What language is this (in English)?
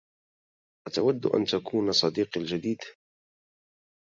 Arabic